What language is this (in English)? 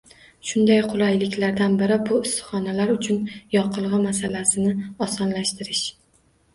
Uzbek